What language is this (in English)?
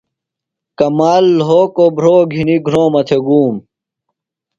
Phalura